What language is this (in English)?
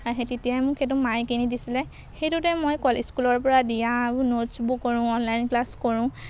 Assamese